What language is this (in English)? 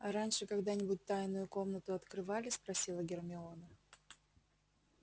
Russian